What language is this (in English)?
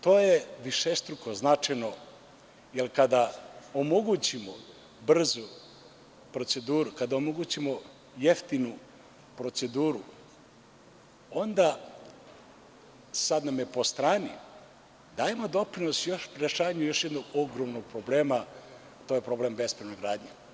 Serbian